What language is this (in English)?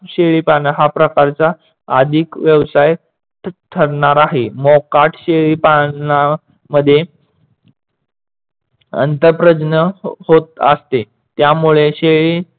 Marathi